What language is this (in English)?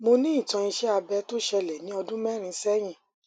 Yoruba